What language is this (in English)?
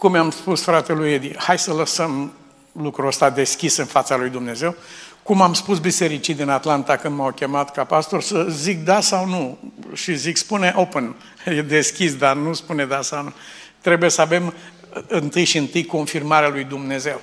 Romanian